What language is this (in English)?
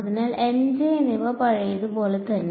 Malayalam